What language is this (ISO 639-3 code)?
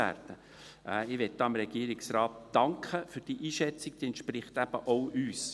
gsw